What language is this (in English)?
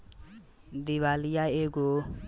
Bhojpuri